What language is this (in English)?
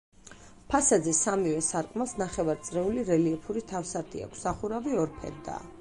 Georgian